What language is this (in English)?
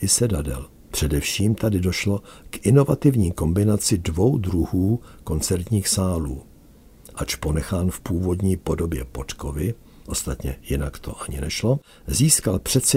Czech